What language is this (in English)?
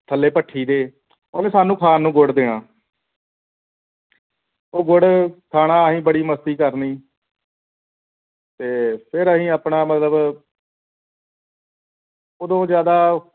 Punjabi